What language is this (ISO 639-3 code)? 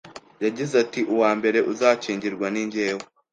kin